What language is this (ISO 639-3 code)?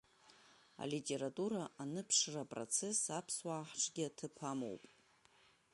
abk